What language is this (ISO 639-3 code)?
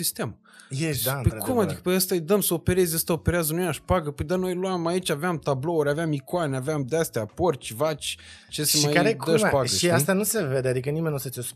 ron